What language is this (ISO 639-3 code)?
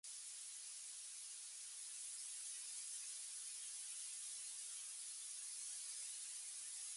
eng